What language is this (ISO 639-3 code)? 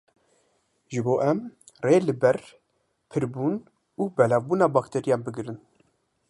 kur